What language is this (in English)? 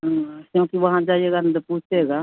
Hindi